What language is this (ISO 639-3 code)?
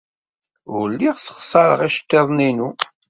kab